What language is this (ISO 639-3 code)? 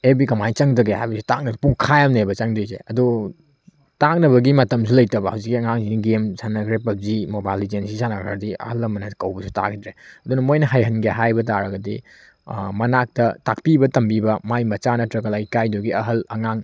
mni